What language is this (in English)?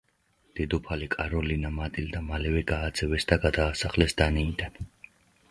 Georgian